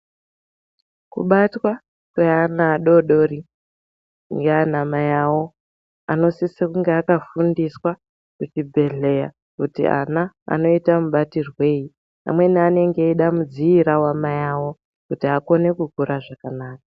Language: Ndau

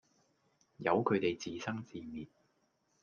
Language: Cantonese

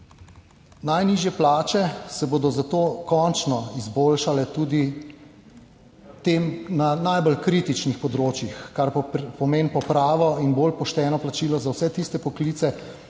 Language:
Slovenian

